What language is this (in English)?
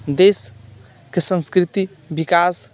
Maithili